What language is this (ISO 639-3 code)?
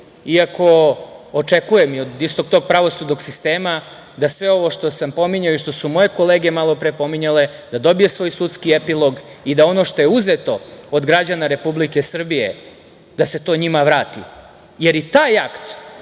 srp